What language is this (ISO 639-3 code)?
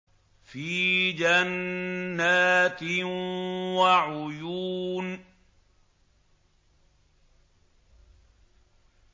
ara